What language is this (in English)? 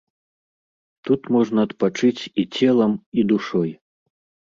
Belarusian